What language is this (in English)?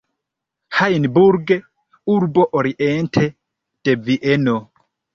Esperanto